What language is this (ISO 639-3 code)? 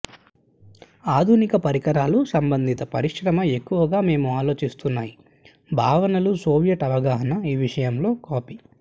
tel